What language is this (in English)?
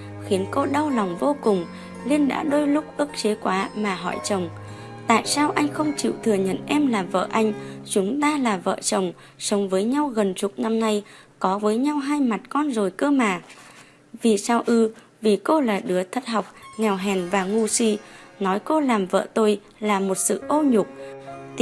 Vietnamese